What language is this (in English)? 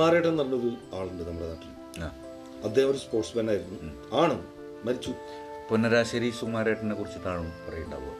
Malayalam